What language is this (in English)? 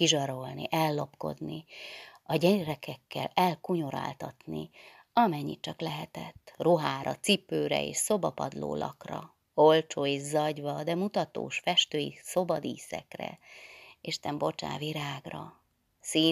Hungarian